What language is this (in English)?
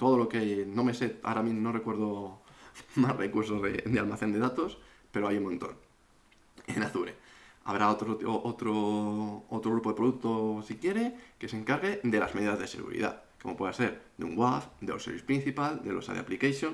Spanish